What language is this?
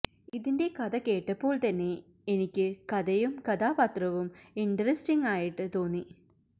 Malayalam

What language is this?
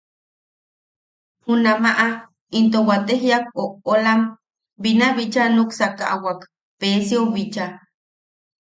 Yaqui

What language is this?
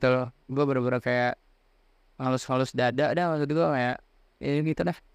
Indonesian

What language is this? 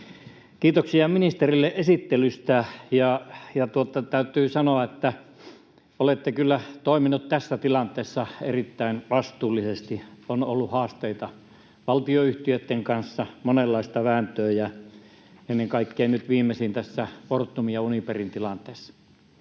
Finnish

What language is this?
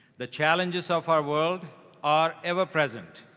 English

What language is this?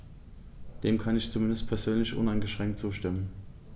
German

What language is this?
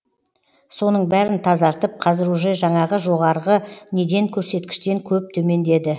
Kazakh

